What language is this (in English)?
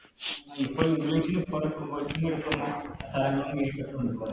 Malayalam